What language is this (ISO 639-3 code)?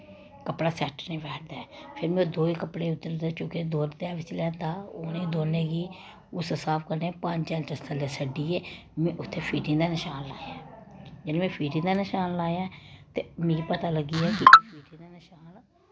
doi